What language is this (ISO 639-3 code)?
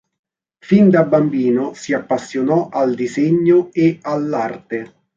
ita